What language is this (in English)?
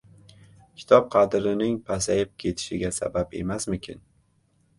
Uzbek